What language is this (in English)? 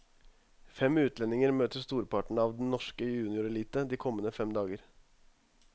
Norwegian